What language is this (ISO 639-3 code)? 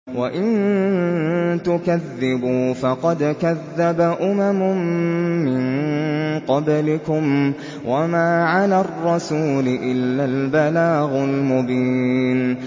ara